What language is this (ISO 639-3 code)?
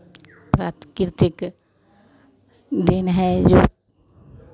hin